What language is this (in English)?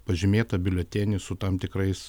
Lithuanian